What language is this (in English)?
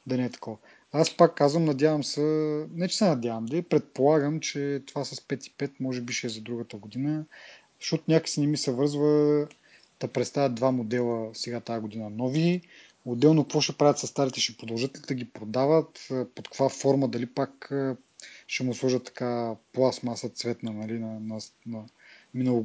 Bulgarian